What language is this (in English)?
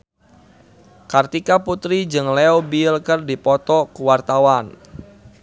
Sundanese